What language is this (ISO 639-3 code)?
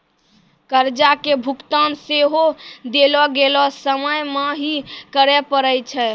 mai